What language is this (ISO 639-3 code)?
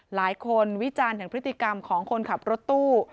tha